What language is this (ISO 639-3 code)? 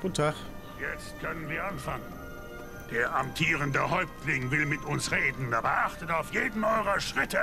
deu